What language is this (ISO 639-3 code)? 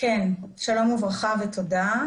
heb